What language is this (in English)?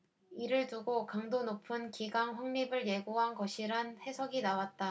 Korean